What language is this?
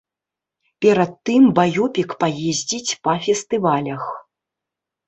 Belarusian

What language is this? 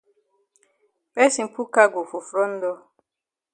Cameroon Pidgin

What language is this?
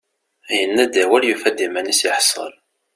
Kabyle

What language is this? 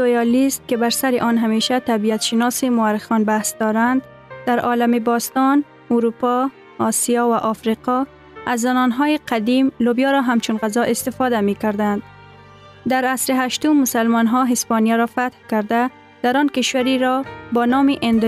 Persian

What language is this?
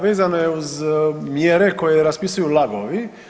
Croatian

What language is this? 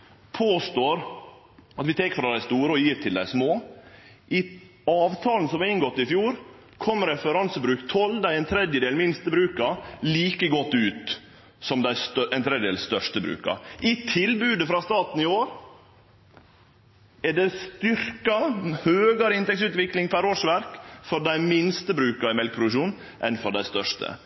Norwegian Nynorsk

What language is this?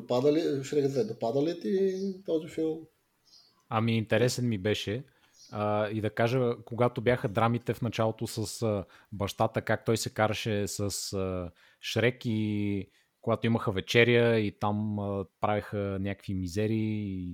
Bulgarian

